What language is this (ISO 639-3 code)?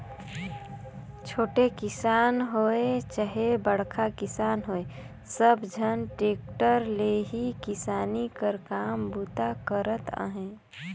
hne